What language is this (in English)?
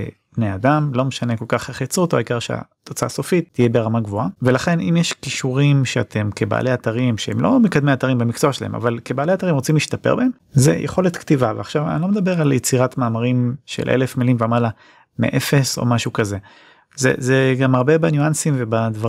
Hebrew